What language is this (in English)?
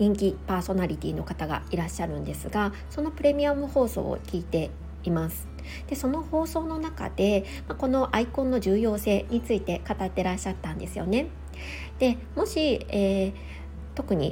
Japanese